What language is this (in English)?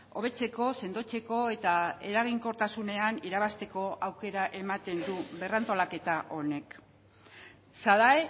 Basque